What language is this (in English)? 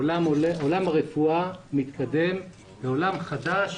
Hebrew